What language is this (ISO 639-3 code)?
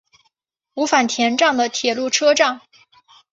zho